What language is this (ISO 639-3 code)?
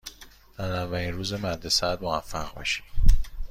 fas